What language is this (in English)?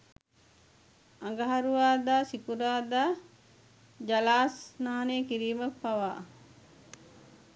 Sinhala